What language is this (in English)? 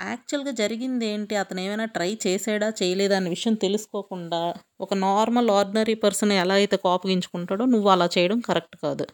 Telugu